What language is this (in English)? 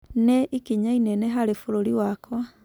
Kikuyu